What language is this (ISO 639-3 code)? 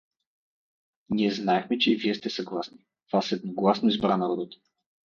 bul